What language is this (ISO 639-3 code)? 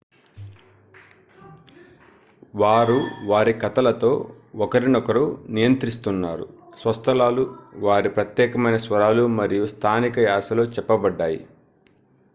tel